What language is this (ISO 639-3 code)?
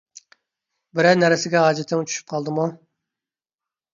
uig